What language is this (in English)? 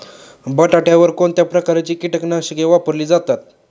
Marathi